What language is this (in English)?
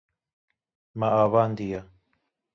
Kurdish